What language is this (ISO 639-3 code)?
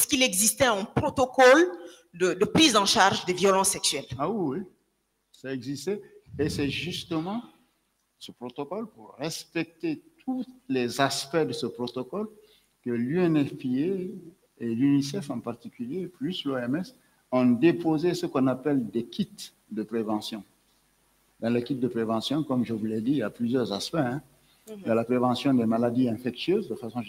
fra